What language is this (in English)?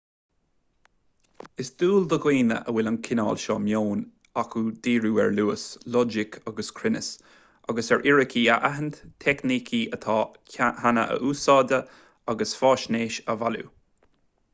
Irish